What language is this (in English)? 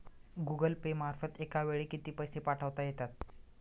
Marathi